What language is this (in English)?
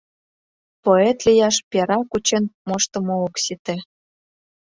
Mari